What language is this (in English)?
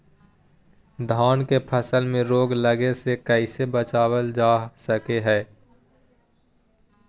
Magahi